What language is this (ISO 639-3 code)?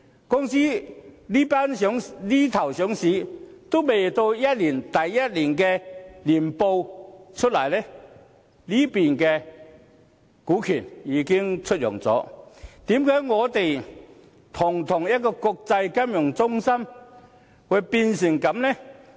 yue